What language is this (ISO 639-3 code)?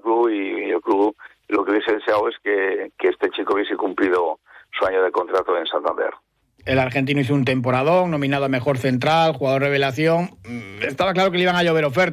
spa